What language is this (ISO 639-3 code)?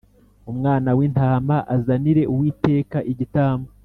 kin